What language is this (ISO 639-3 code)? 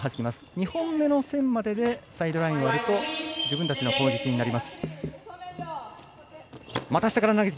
jpn